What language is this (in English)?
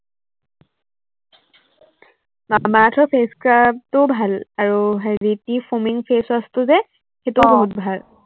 Assamese